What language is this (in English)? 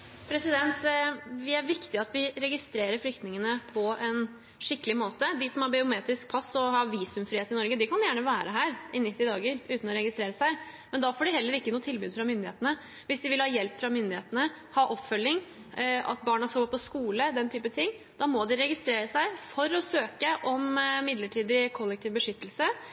Norwegian Bokmål